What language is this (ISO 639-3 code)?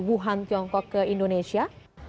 ind